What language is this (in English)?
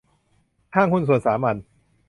Thai